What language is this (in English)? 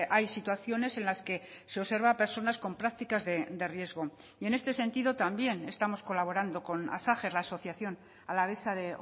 Spanish